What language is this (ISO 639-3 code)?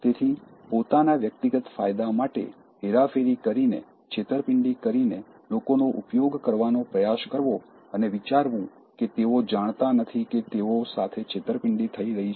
guj